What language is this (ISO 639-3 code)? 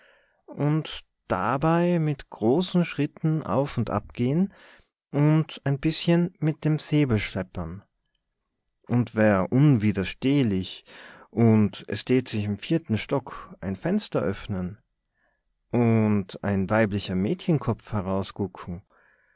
deu